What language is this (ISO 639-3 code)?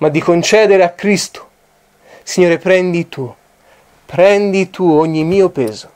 ita